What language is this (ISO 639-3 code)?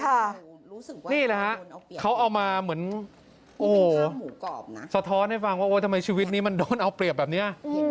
tha